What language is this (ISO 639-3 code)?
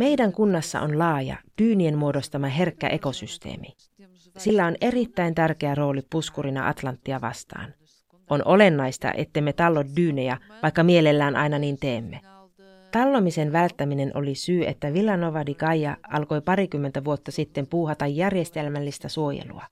fin